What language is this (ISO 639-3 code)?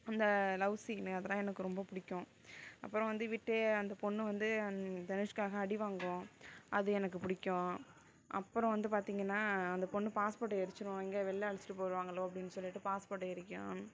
tam